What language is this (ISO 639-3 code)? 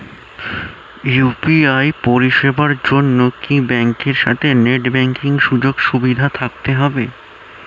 ben